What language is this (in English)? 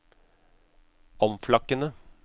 Norwegian